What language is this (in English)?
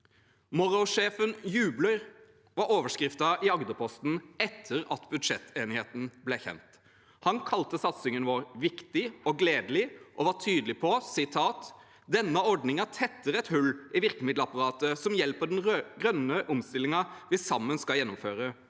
Norwegian